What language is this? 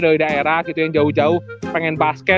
Indonesian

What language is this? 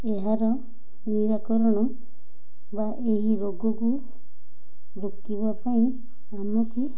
Odia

